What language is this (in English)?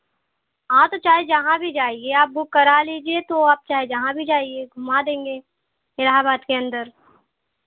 Hindi